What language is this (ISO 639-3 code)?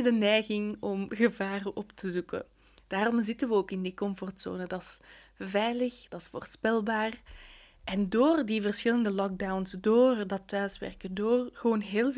nld